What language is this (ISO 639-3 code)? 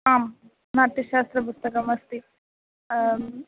san